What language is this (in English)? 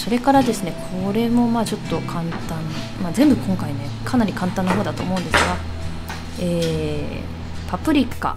Japanese